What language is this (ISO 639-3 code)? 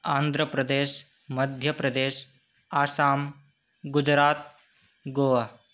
san